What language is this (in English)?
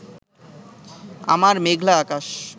Bangla